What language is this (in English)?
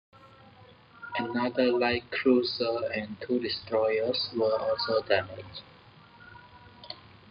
English